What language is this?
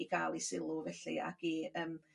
Welsh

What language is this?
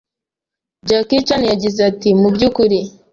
Kinyarwanda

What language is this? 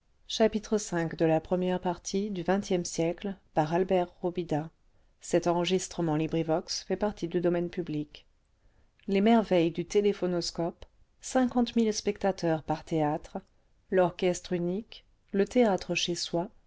French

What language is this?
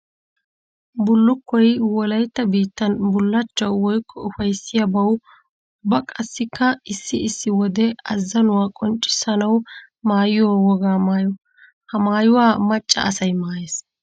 Wolaytta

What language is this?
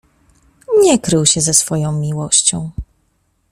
Polish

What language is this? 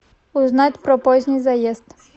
Russian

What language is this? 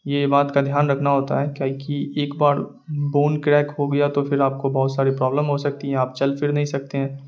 Urdu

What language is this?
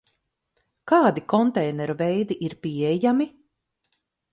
Latvian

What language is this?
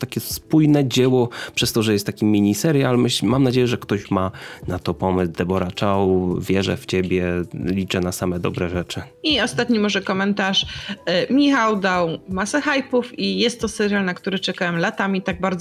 Polish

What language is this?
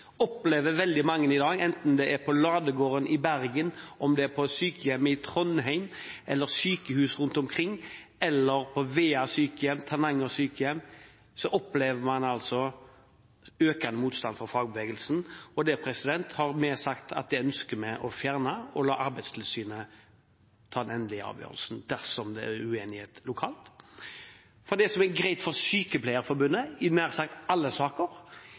Norwegian Bokmål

